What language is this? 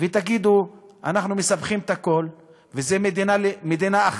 Hebrew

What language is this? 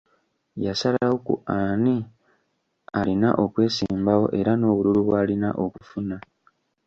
Ganda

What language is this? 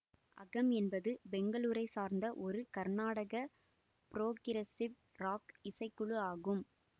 Tamil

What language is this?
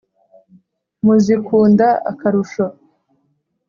Kinyarwanda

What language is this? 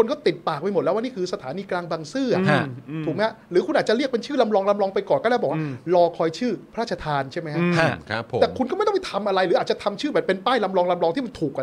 Thai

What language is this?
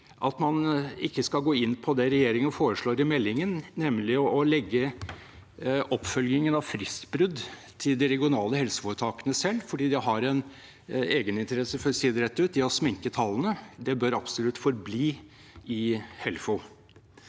Norwegian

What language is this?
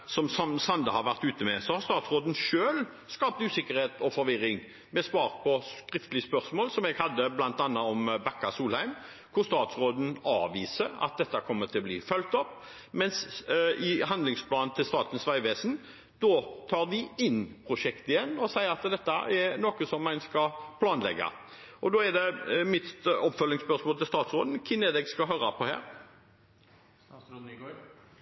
Norwegian Bokmål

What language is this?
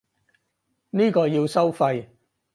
Cantonese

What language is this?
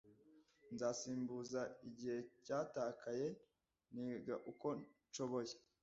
Kinyarwanda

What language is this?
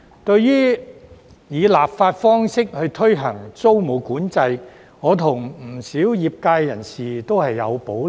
Cantonese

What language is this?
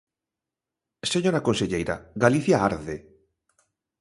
Galician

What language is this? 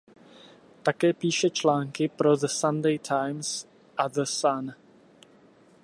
Czech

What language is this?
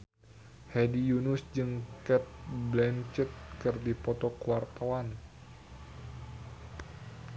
Sundanese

